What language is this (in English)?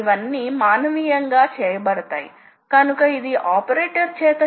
Telugu